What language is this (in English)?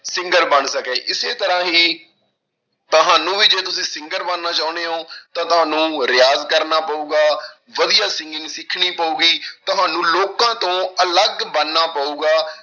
Punjabi